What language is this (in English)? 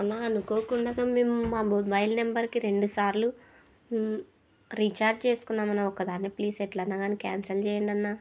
Telugu